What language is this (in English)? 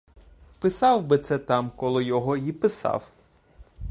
Ukrainian